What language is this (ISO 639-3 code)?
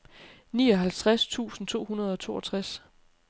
dan